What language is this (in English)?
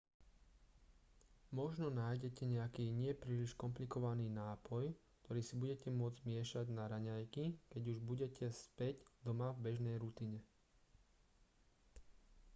Slovak